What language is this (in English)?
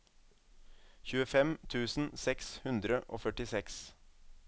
Norwegian